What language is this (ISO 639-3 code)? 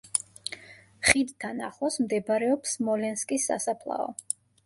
kat